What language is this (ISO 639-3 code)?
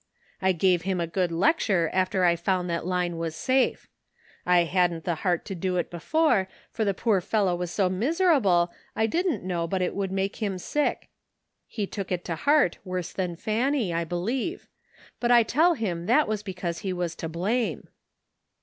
eng